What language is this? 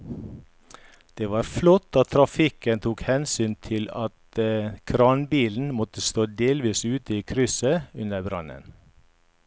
Norwegian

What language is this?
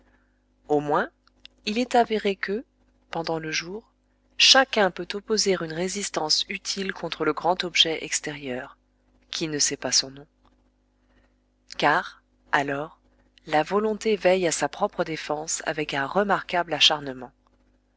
French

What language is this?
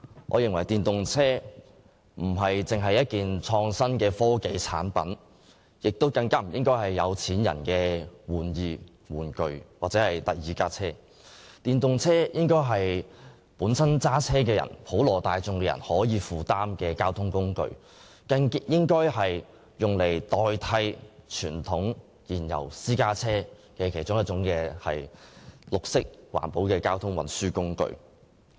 Cantonese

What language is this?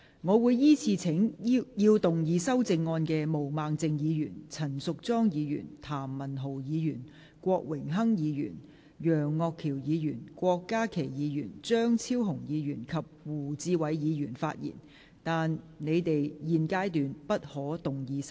Cantonese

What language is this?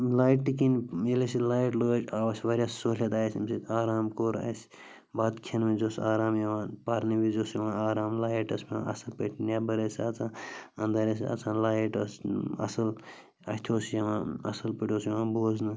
Kashmiri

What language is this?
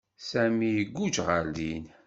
Kabyle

